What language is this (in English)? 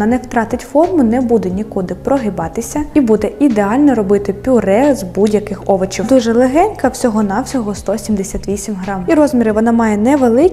Ukrainian